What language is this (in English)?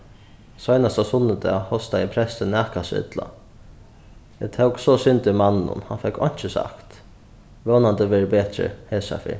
Faroese